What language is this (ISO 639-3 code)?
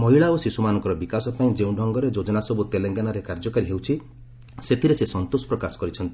ori